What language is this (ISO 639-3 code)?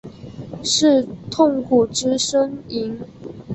zho